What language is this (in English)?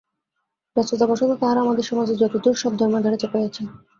Bangla